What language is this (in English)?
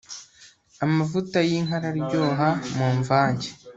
Kinyarwanda